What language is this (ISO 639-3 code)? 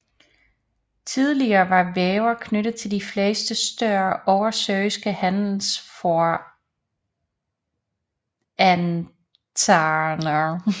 dan